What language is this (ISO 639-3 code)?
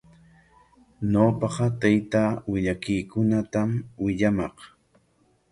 qwa